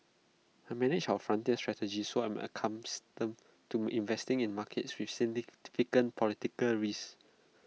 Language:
English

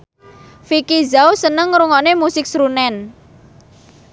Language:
Javanese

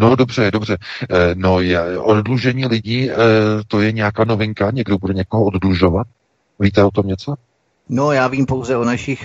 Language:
Czech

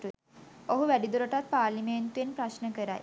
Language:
Sinhala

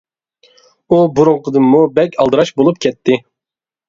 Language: Uyghur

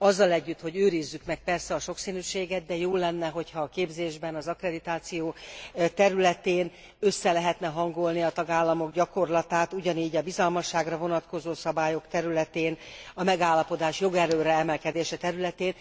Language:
Hungarian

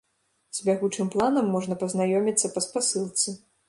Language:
Belarusian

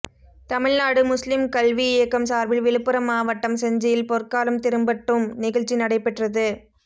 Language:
Tamil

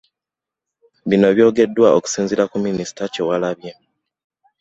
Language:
Ganda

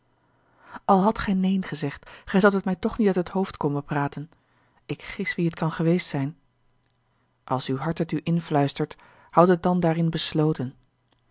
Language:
Dutch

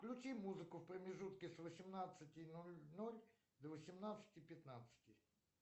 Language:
Russian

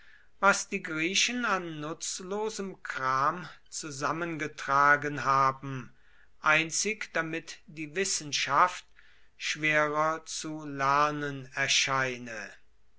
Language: German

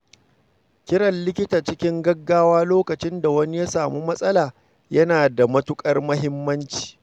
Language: Hausa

